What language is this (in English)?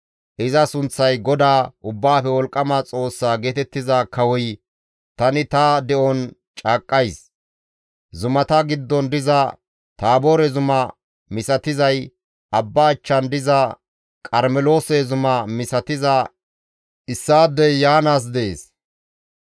Gamo